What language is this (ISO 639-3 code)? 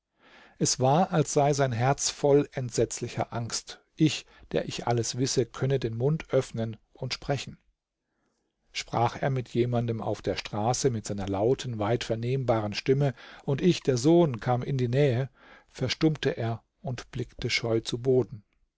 deu